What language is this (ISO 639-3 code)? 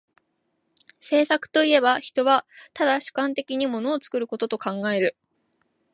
jpn